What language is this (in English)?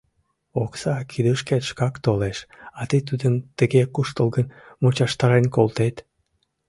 Mari